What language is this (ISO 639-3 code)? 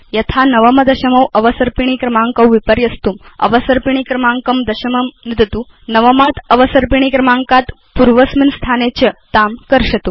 san